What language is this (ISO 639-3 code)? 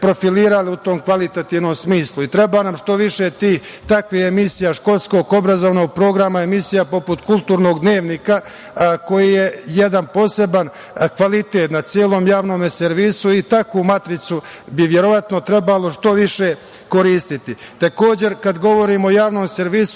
srp